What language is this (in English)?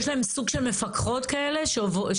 Hebrew